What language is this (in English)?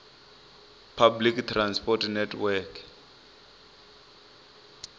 Venda